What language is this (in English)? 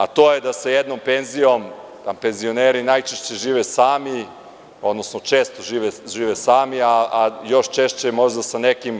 Serbian